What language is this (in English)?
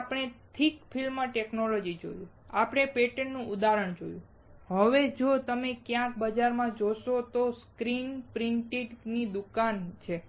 Gujarati